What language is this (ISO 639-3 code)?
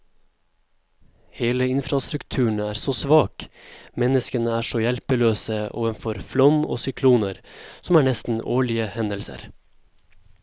nor